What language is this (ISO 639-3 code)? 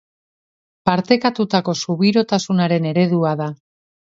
eus